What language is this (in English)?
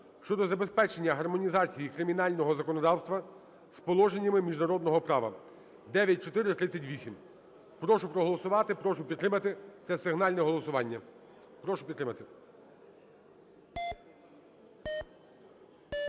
Ukrainian